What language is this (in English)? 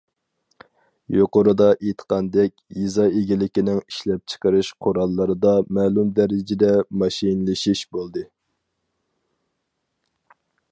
Uyghur